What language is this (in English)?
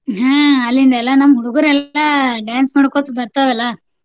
Kannada